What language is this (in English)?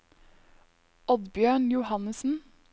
Norwegian